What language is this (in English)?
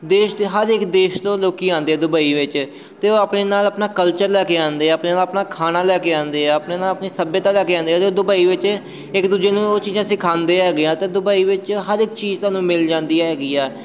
Punjabi